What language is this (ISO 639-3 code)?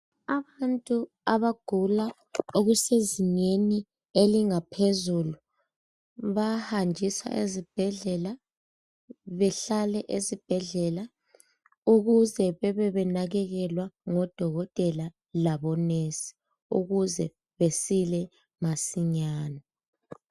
nde